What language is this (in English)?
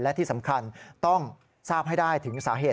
Thai